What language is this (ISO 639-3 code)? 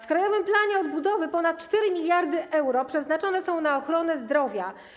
pol